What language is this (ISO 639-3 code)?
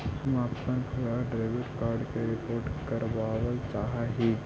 mag